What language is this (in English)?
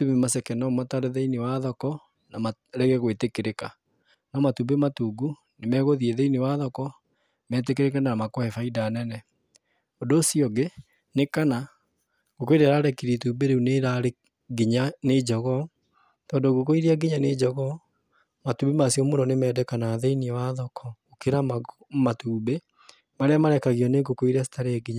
Kikuyu